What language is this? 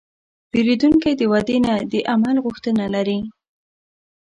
Pashto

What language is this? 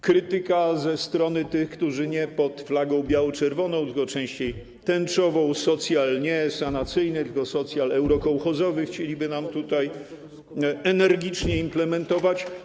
Polish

